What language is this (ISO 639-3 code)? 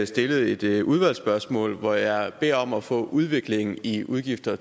dan